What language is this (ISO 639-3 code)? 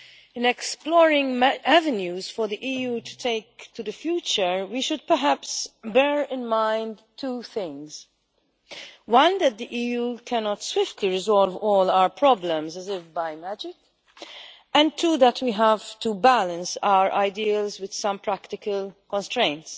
eng